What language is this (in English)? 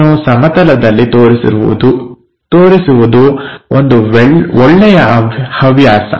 Kannada